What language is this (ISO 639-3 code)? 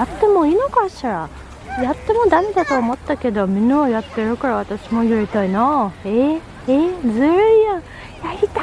jpn